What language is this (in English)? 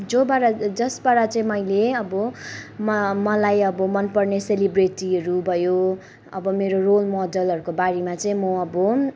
Nepali